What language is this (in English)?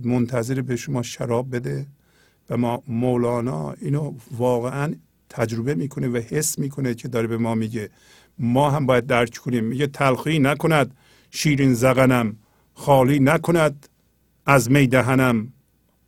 Persian